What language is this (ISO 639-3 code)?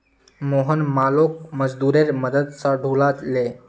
mag